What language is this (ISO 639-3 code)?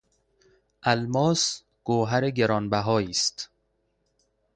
fas